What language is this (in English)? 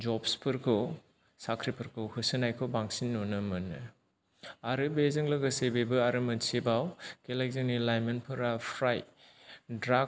Bodo